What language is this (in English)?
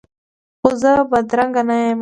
Pashto